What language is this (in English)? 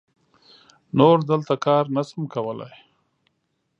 Pashto